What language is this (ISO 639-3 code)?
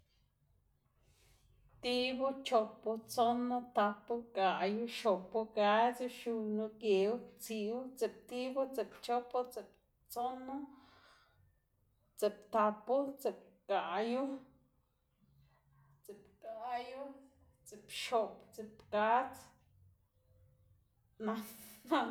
ztg